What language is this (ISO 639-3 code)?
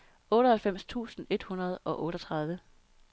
dan